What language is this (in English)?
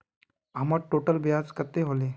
Magahi